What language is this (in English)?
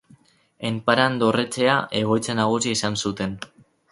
Basque